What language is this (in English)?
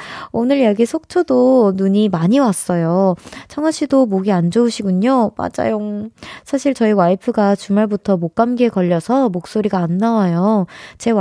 Korean